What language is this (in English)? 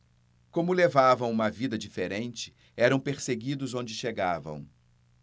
Portuguese